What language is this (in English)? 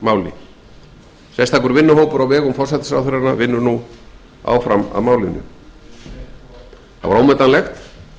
Icelandic